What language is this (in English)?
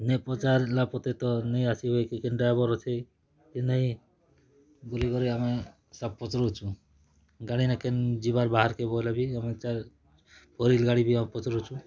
Odia